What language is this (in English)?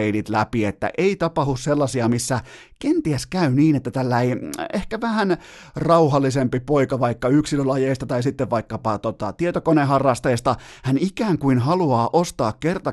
Finnish